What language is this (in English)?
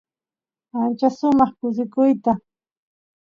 Santiago del Estero Quichua